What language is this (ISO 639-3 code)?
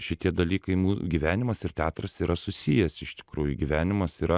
lit